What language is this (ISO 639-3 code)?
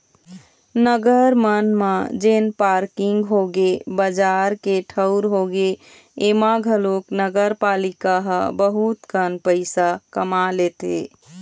hne